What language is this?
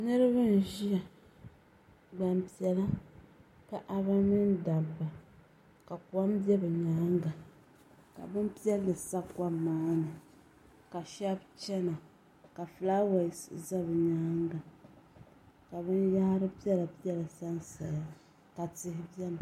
Dagbani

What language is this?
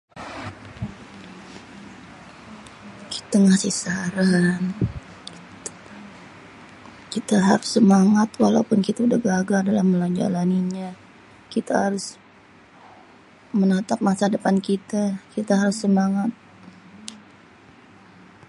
Betawi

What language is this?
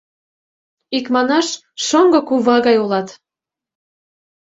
Mari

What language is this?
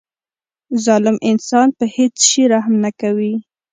Pashto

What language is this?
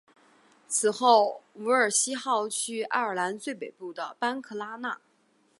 Chinese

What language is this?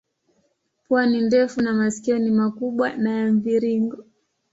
Swahili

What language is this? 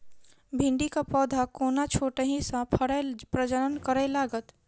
Maithili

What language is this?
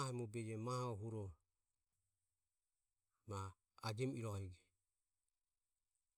Ömie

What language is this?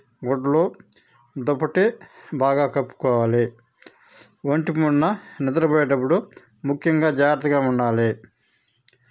Telugu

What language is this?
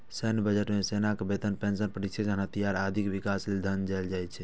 Maithili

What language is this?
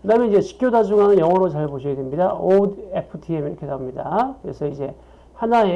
Korean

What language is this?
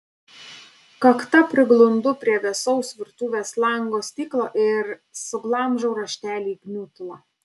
Lithuanian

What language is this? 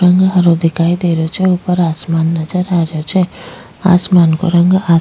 Rajasthani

